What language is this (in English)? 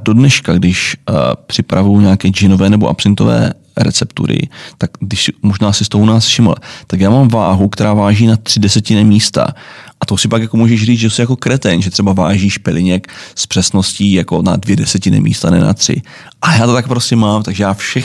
Czech